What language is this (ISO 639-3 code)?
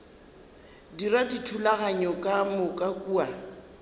nso